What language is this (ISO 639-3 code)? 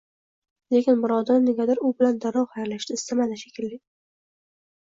uzb